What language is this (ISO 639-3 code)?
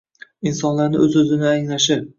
uzb